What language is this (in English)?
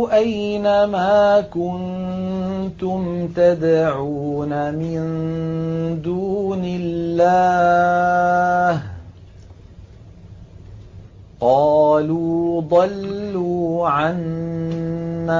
Arabic